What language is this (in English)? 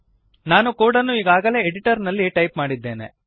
Kannada